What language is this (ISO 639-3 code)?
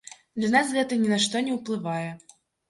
bel